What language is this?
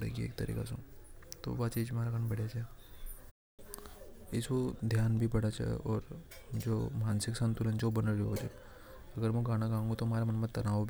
Hadothi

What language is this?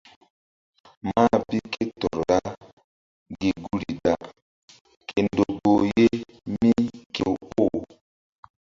Mbum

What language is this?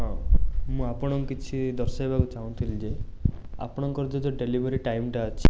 Odia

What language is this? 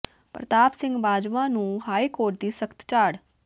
Punjabi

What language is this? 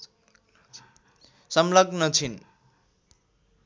Nepali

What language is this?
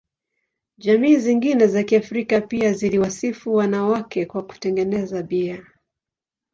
Swahili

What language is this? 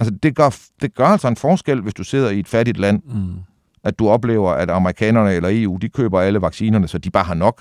Danish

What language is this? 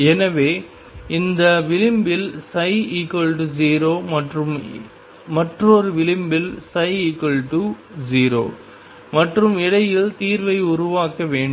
Tamil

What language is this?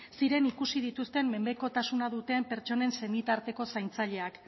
Basque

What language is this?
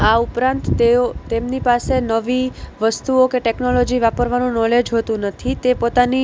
Gujarati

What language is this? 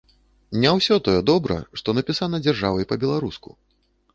Belarusian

